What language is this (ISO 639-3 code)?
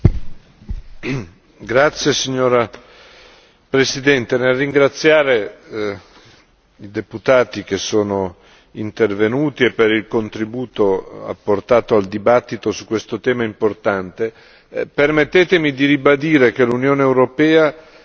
ita